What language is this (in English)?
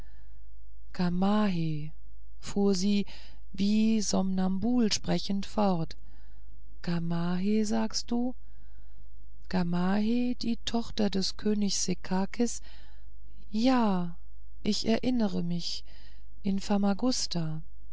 German